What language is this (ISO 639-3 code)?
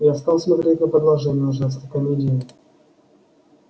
rus